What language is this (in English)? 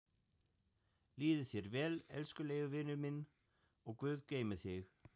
Icelandic